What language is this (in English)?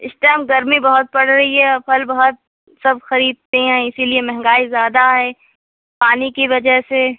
Urdu